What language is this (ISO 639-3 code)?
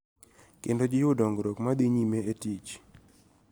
luo